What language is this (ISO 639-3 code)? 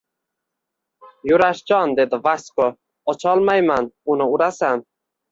uzb